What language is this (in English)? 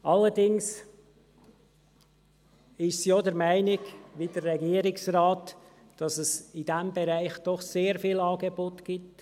Swiss German